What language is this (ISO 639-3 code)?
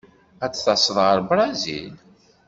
kab